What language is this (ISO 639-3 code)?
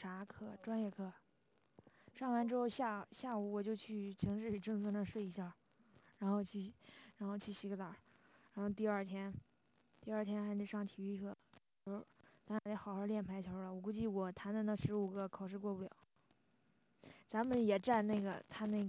zho